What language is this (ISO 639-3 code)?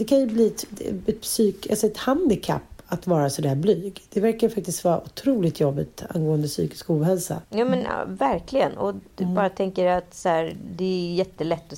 swe